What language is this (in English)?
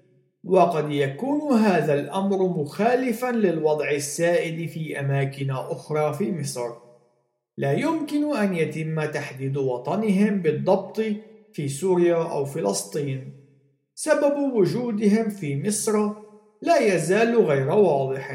Arabic